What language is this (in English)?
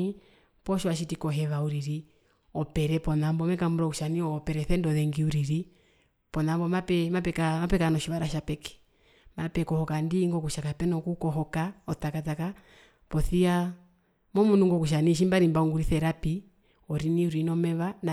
Herero